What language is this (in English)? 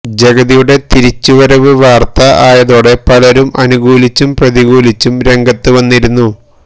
Malayalam